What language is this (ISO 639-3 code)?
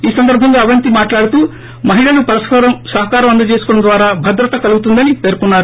tel